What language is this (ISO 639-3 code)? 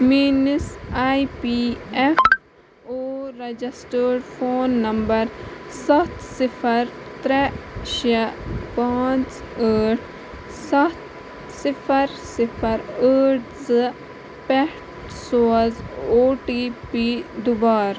kas